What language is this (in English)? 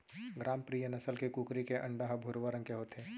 Chhattisgarhi